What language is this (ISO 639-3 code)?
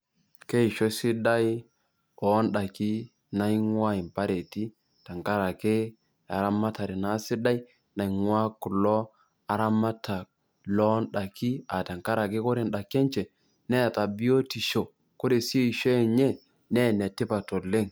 mas